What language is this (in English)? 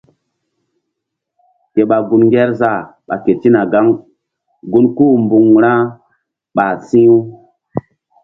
Mbum